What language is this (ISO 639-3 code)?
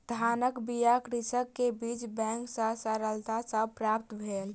mai